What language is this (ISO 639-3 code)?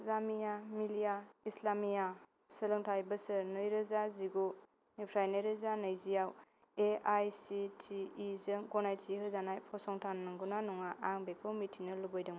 brx